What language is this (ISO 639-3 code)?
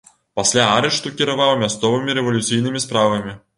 bel